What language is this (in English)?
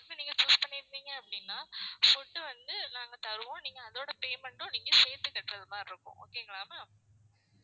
Tamil